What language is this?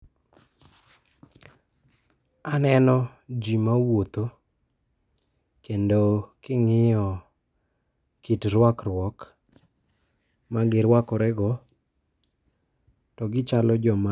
Luo (Kenya and Tanzania)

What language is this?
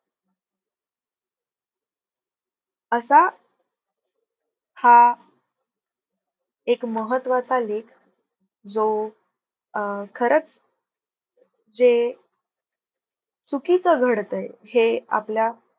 Marathi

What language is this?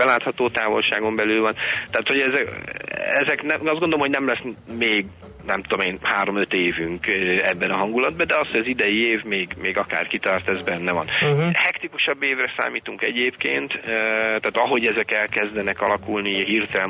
Hungarian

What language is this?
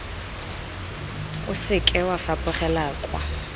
Tswana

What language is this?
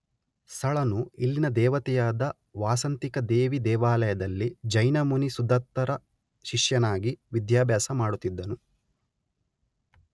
Kannada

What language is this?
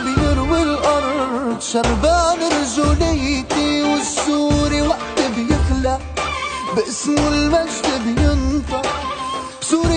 Arabic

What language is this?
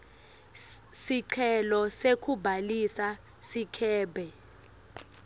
Swati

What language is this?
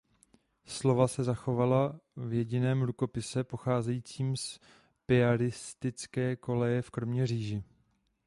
Czech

